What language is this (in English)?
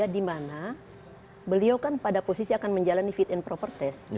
Indonesian